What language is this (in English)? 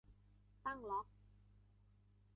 Thai